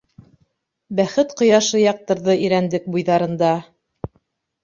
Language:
Bashkir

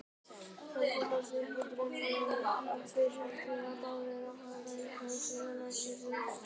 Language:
Icelandic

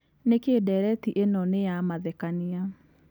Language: Kikuyu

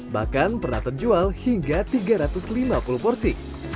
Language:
Indonesian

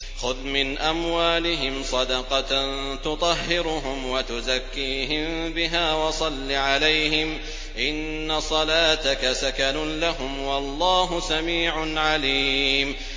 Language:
Arabic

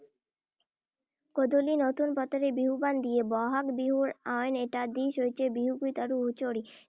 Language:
Assamese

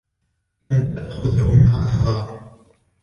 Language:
Arabic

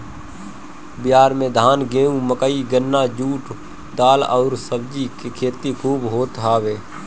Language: Bhojpuri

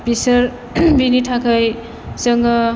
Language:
Bodo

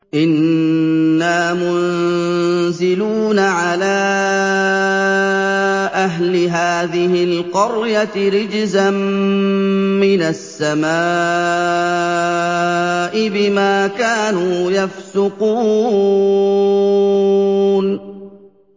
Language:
Arabic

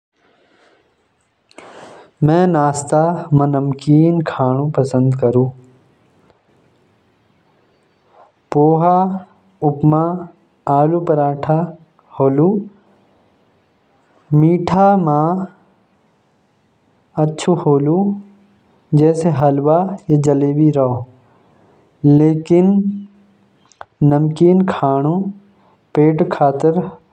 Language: Jaunsari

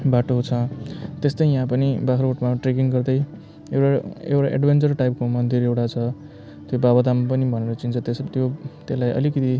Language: Nepali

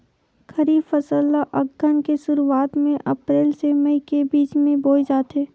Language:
Chhattisgarhi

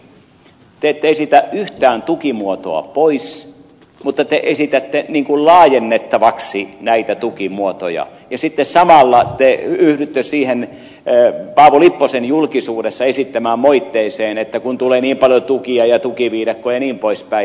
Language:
Finnish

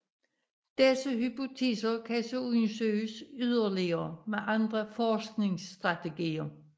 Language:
Danish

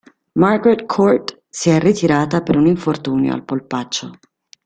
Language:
Italian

